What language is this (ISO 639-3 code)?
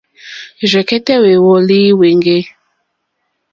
bri